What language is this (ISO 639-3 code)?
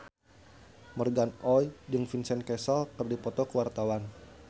sun